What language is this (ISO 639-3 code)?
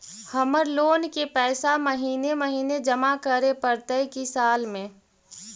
mag